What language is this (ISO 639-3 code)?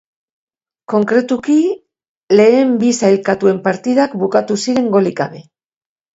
eus